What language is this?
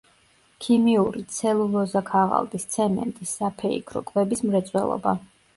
Georgian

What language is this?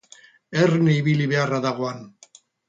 Basque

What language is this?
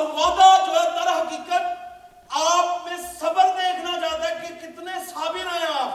Urdu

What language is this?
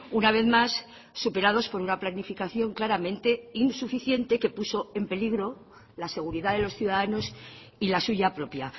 Spanish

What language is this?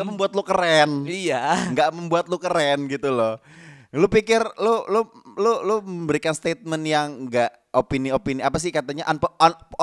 Indonesian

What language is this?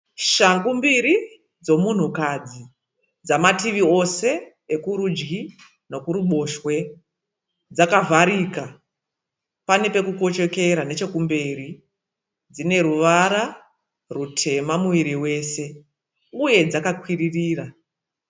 Shona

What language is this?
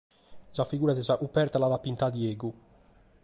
Sardinian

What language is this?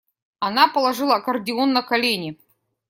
Russian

